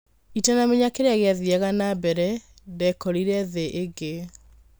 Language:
Kikuyu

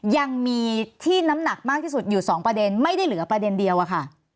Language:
Thai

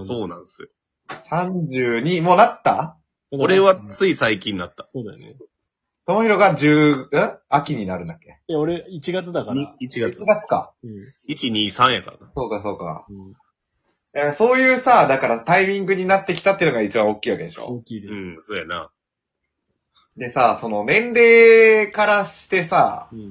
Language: Japanese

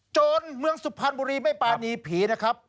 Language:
Thai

